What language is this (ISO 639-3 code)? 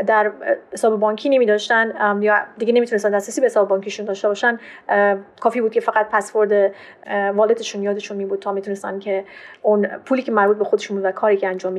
fas